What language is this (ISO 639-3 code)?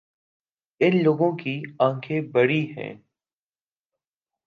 urd